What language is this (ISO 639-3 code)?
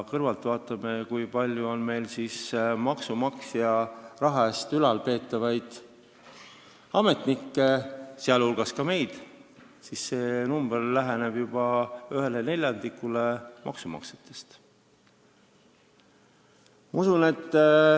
est